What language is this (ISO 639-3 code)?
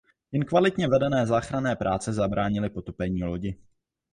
ces